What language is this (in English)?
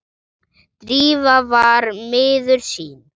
Icelandic